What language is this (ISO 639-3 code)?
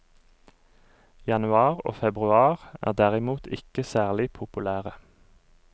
nor